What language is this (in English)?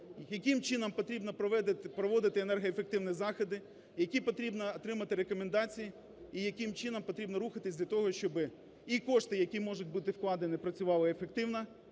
Ukrainian